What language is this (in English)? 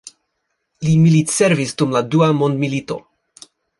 Esperanto